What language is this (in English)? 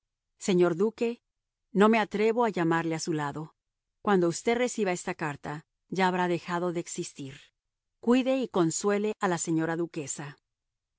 Spanish